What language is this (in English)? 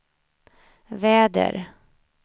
Swedish